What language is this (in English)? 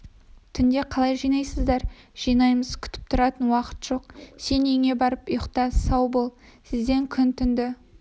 Kazakh